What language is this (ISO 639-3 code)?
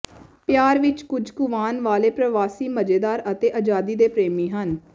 pan